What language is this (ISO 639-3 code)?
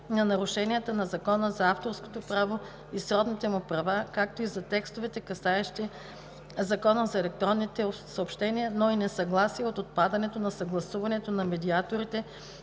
bul